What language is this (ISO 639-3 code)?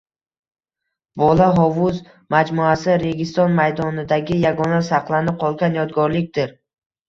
uzb